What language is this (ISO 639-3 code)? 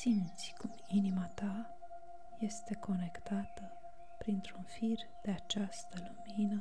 ron